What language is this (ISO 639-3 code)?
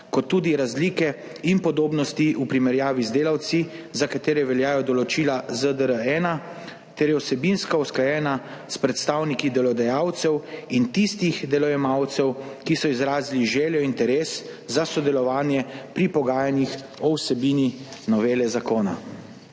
slv